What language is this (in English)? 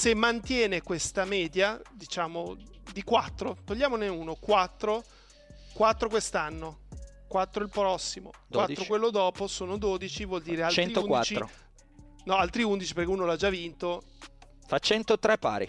Italian